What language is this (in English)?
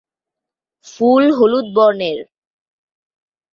Bangla